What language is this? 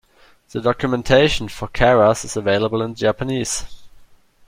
English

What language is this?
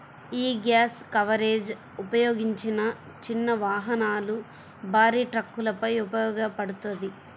Telugu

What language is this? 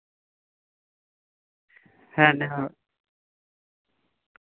Santali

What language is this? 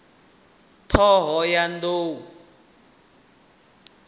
Venda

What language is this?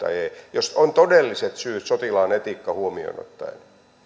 Finnish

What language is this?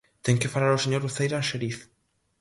Galician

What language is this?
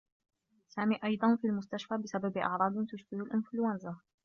Arabic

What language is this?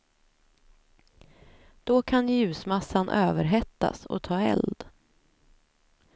Swedish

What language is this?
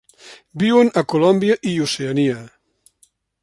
Catalan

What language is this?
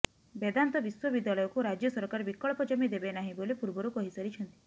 Odia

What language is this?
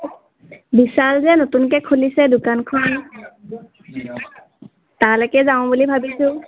Assamese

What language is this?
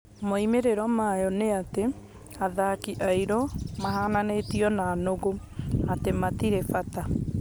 Kikuyu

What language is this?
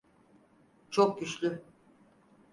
Turkish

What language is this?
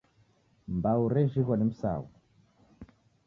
Taita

